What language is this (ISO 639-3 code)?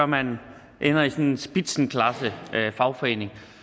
dan